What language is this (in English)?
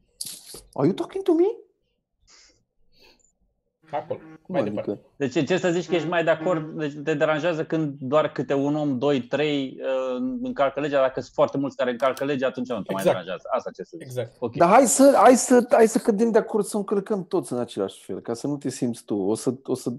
Romanian